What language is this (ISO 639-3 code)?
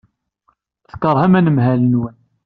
kab